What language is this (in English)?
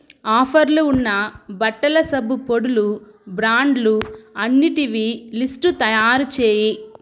Telugu